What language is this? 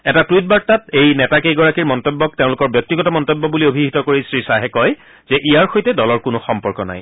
Assamese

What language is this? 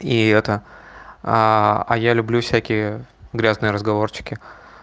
Russian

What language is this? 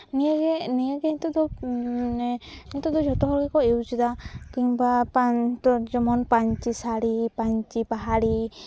Santali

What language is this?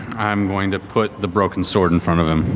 English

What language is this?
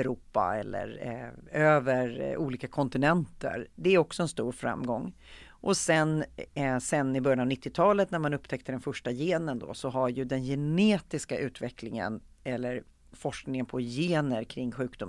Swedish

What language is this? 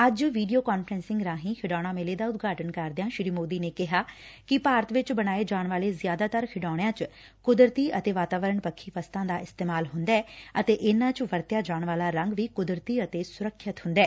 Punjabi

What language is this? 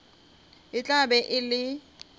Northern Sotho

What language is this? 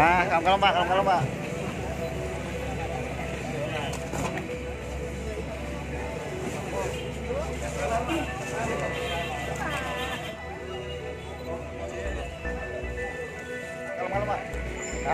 Indonesian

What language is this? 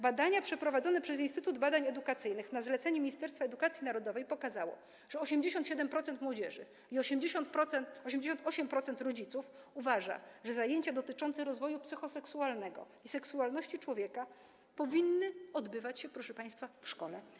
Polish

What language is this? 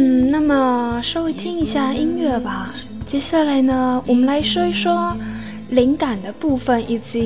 Chinese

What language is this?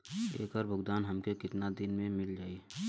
Bhojpuri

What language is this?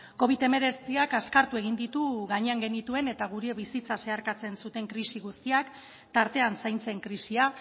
Basque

